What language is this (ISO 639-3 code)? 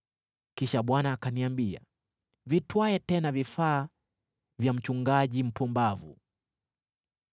swa